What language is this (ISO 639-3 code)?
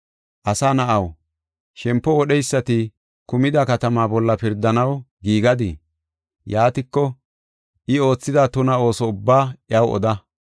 gof